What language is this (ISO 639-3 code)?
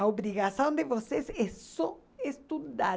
por